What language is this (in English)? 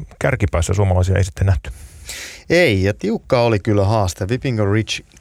Finnish